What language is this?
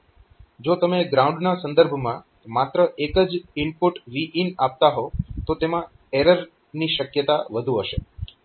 Gujarati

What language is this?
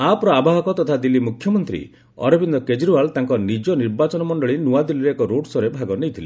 Odia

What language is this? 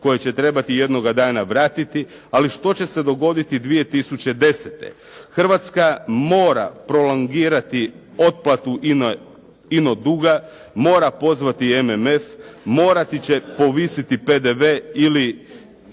Croatian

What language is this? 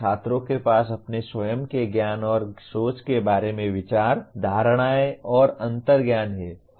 Hindi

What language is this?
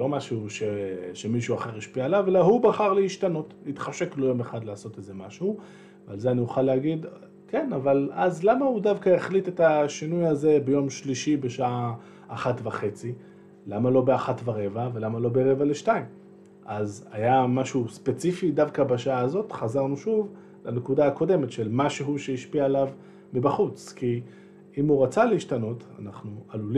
Hebrew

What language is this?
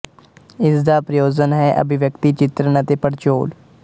Punjabi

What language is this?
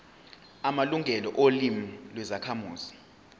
Zulu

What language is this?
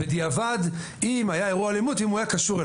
Hebrew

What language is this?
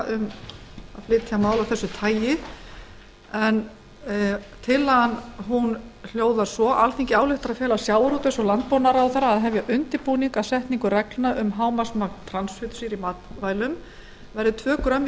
Icelandic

